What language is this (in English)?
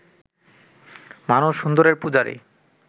Bangla